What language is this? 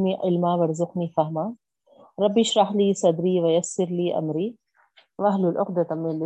Urdu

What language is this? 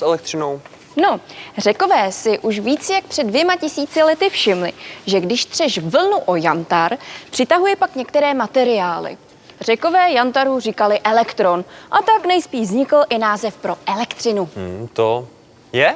Czech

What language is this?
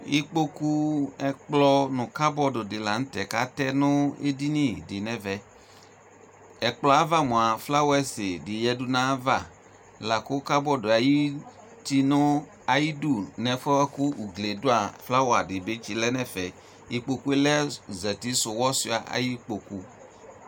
Ikposo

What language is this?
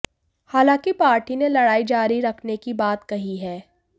Hindi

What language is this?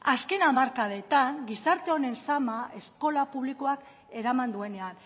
Basque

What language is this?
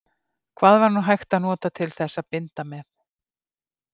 Icelandic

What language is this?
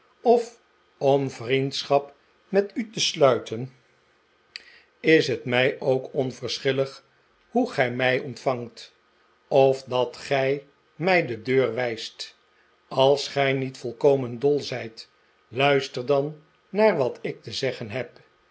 Dutch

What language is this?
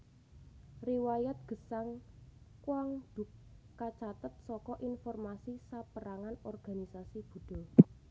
Javanese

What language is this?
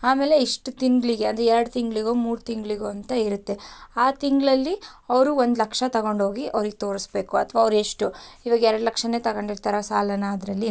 Kannada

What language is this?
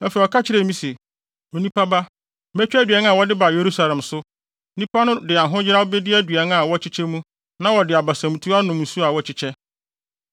Akan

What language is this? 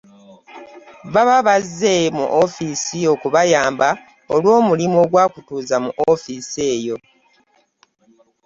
Ganda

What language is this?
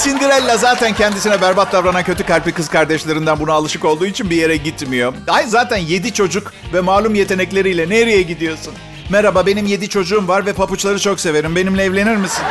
Turkish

